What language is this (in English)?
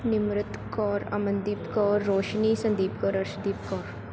Punjabi